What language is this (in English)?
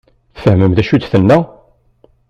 Kabyle